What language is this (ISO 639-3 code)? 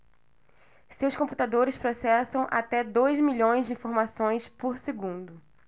por